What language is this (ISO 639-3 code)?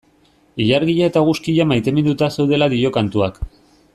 eus